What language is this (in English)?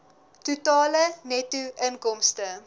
Afrikaans